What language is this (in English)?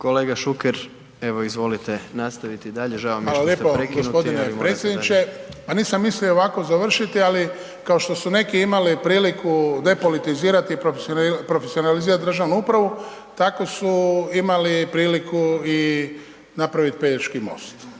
Croatian